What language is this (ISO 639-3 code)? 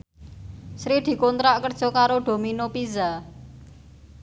jav